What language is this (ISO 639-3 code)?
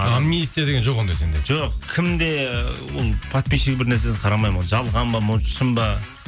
kaz